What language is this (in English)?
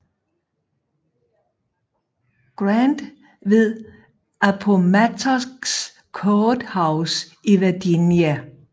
Danish